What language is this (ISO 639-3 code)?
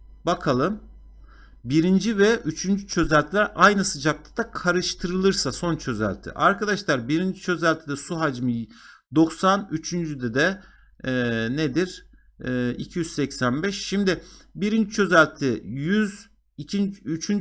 tur